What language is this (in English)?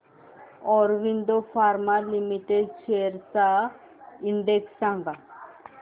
Marathi